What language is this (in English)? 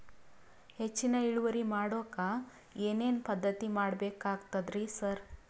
Kannada